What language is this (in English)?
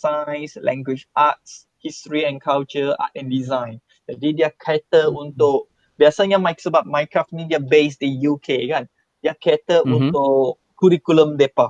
Malay